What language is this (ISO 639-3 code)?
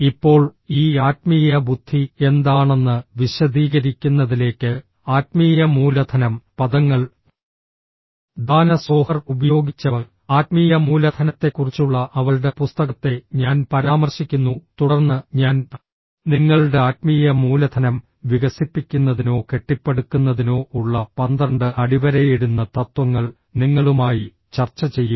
mal